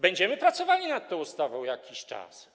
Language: Polish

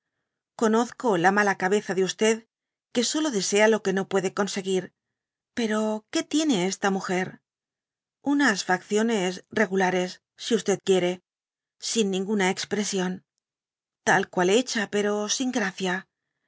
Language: Spanish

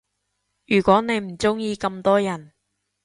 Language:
Cantonese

